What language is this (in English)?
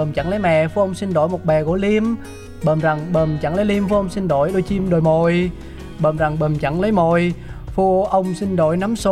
Vietnamese